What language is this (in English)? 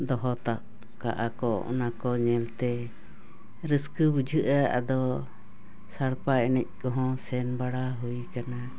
Santali